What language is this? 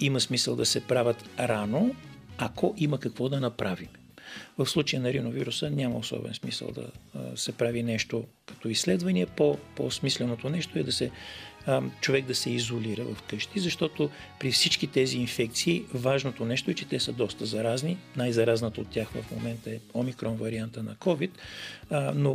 Bulgarian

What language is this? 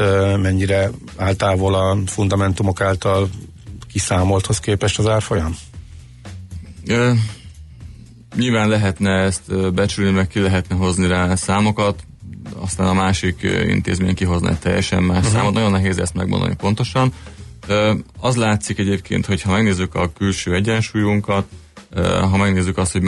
Hungarian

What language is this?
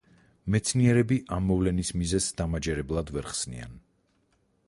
Georgian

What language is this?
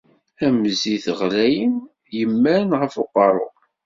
Kabyle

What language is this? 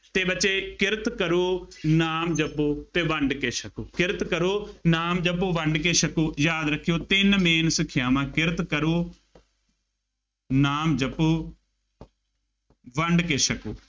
Punjabi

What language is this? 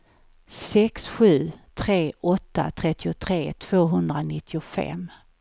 Swedish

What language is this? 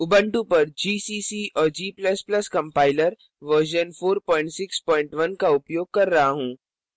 Hindi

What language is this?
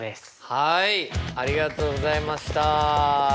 Japanese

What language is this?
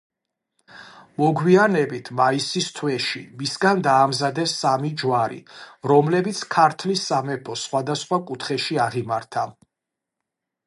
Georgian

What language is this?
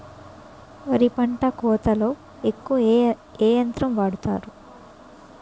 Telugu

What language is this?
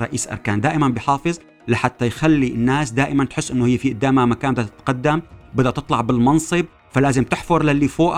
Arabic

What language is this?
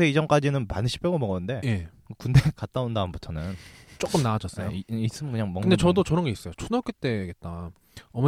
Korean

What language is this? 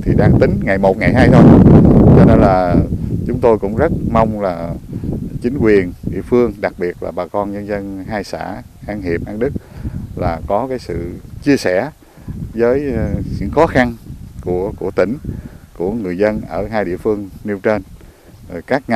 Vietnamese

